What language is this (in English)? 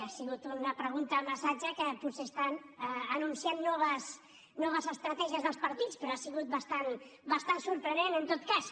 Catalan